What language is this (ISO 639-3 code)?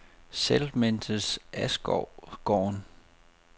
dan